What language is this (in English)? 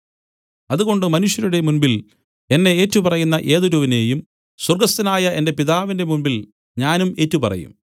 Malayalam